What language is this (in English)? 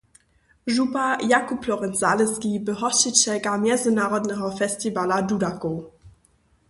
Upper Sorbian